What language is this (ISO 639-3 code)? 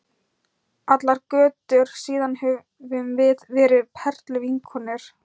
isl